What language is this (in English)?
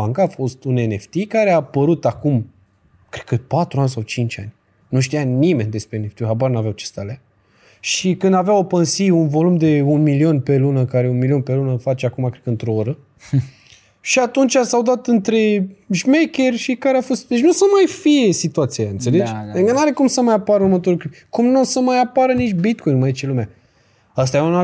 Romanian